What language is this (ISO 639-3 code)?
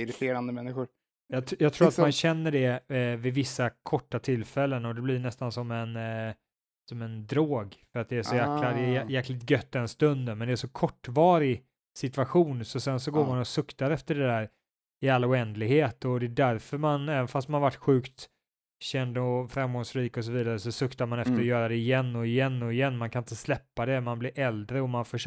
swe